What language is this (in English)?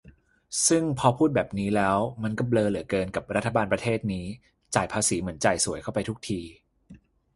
Thai